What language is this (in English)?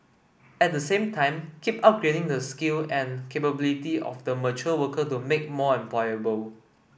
English